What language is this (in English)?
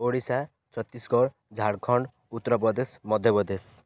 Odia